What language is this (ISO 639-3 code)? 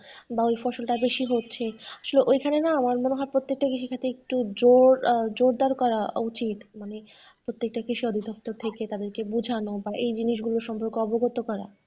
ben